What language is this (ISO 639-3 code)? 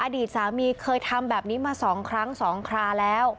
tha